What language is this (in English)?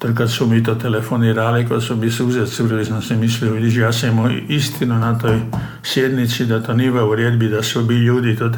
Croatian